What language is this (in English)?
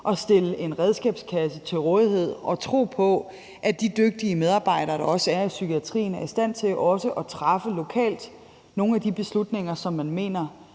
Danish